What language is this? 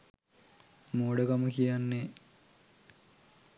Sinhala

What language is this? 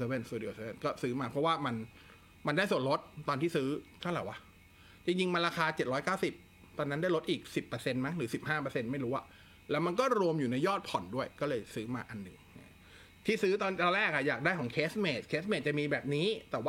Thai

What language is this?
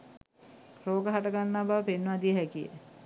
Sinhala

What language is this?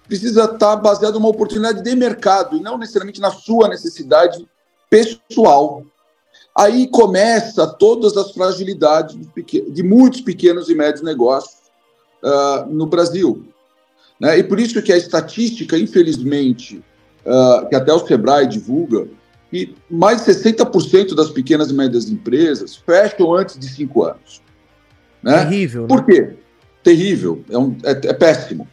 Portuguese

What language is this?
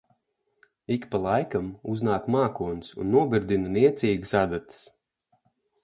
Latvian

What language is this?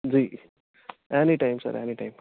Punjabi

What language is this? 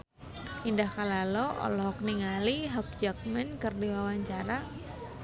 Sundanese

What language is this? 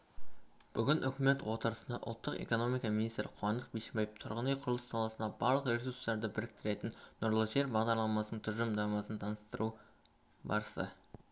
Kazakh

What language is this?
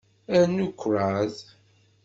Kabyle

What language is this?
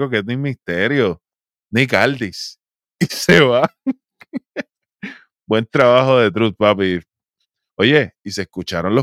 Spanish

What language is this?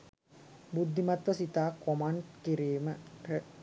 Sinhala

